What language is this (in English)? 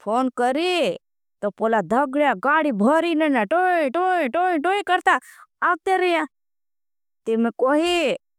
Bhili